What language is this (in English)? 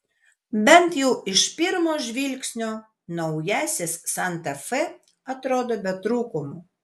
Lithuanian